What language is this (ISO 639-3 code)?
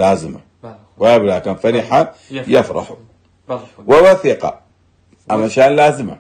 ara